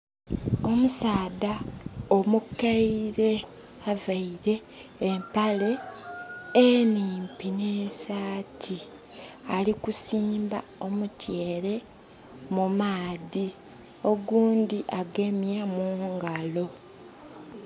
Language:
Soga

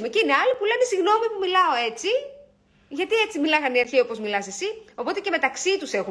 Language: Greek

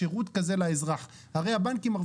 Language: Hebrew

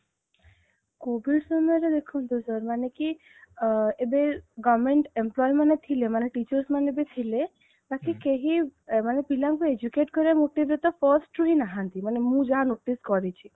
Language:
Odia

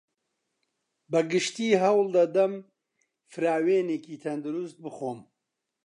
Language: Central Kurdish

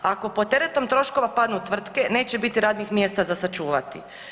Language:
Croatian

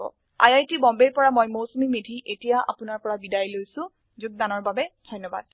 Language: Assamese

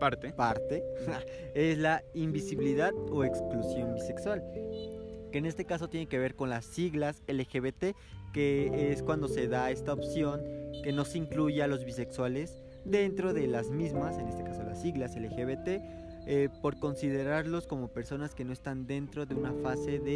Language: Spanish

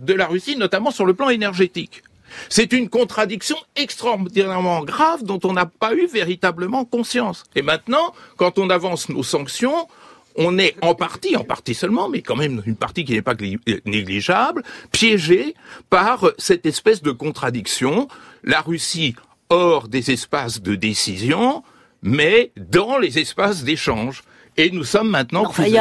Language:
French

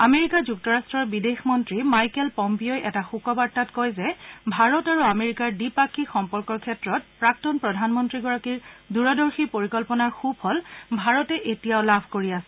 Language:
Assamese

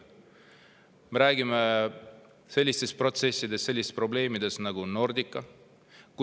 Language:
Estonian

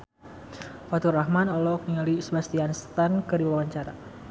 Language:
Sundanese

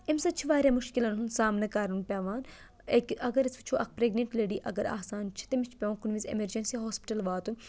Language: Kashmiri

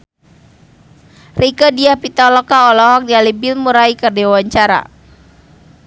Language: Sundanese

